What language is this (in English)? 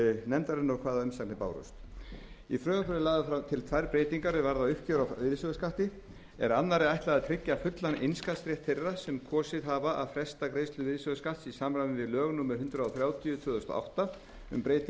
Icelandic